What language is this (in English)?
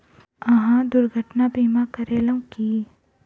Maithili